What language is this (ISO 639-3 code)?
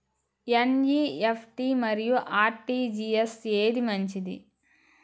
tel